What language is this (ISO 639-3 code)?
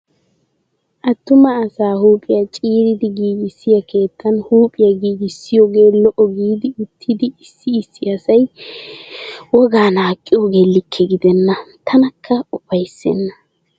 wal